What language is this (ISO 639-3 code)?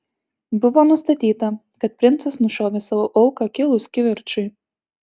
lit